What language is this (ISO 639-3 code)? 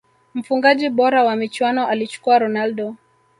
swa